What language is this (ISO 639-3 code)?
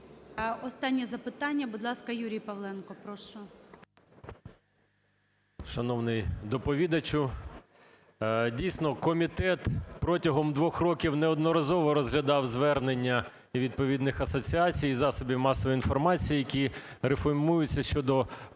ukr